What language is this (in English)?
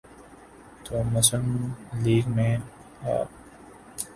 Urdu